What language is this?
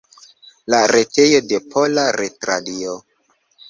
Esperanto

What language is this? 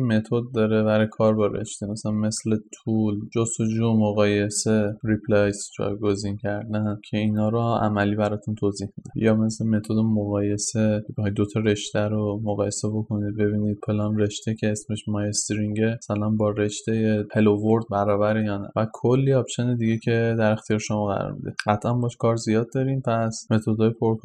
Persian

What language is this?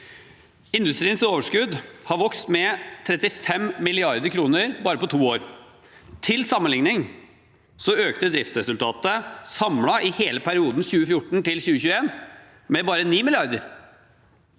Norwegian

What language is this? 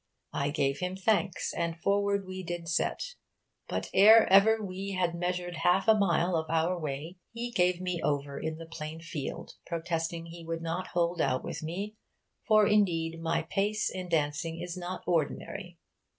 English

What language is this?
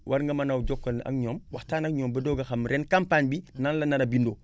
Wolof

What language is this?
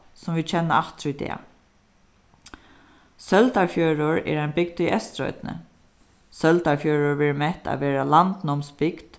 Faroese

